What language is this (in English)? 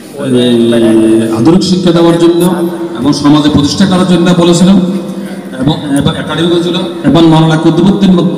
Indonesian